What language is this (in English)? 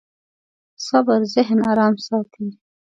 Pashto